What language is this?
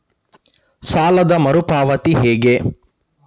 Kannada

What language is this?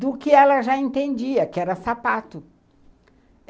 Portuguese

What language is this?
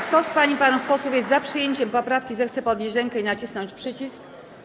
Polish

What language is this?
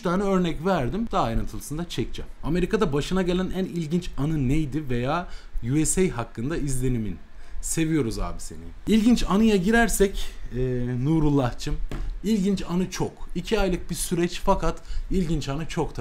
Turkish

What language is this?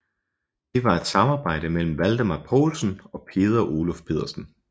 Danish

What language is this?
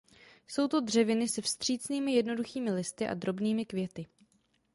Czech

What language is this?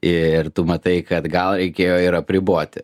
Lithuanian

